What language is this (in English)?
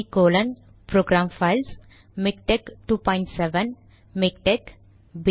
Tamil